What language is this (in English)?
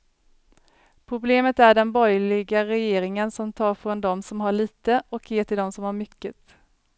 Swedish